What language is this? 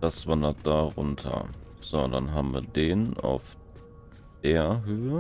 German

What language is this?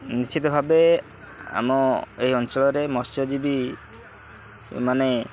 Odia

